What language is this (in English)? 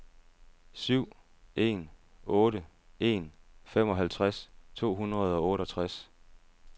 Danish